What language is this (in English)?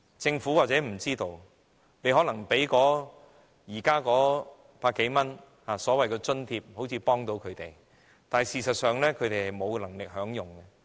Cantonese